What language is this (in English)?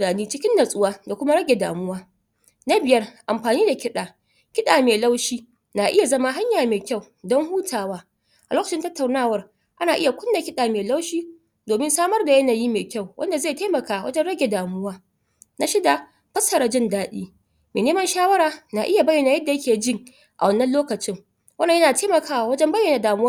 Hausa